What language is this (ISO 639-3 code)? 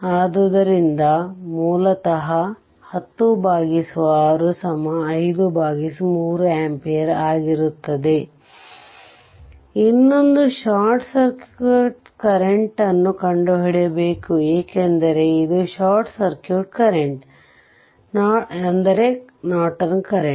kan